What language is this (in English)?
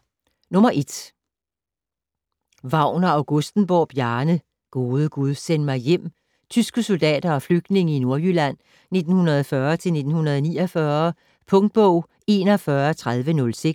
Danish